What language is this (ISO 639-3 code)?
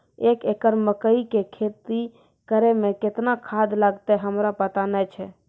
mai